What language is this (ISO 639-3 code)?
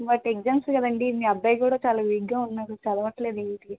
tel